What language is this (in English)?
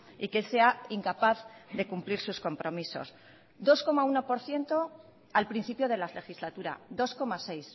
Spanish